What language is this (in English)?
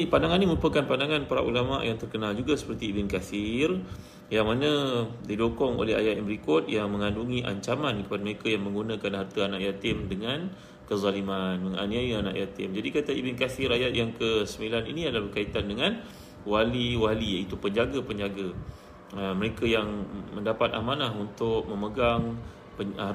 Malay